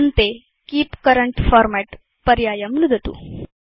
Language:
Sanskrit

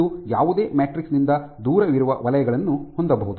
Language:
Kannada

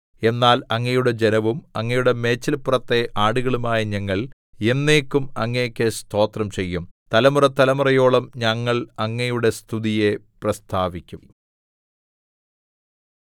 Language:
Malayalam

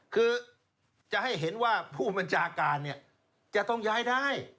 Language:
Thai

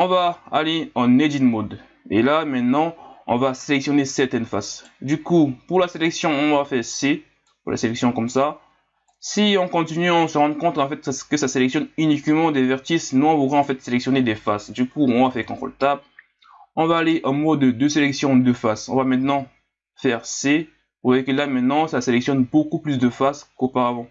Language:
French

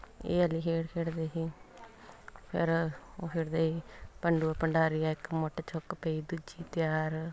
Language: Punjabi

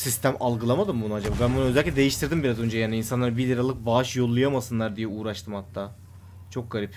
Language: Turkish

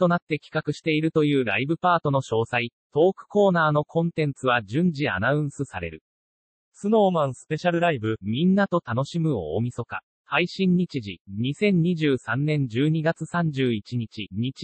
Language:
Japanese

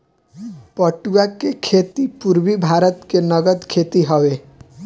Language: Bhojpuri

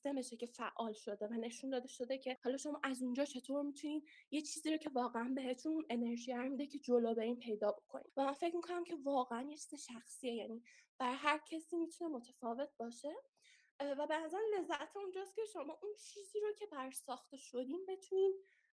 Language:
Persian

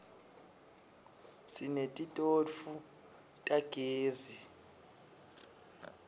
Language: Swati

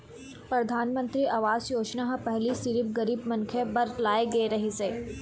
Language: Chhattisgarhi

